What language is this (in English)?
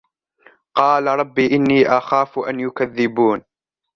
Arabic